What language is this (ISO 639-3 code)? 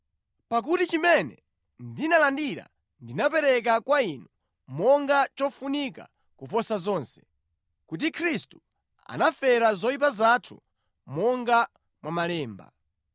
nya